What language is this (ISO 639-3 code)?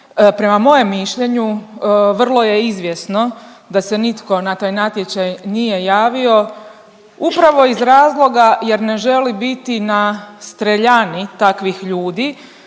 hrv